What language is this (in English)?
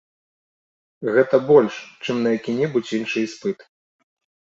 Belarusian